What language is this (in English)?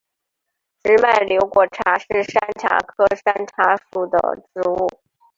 Chinese